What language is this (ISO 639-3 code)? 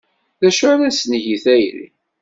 kab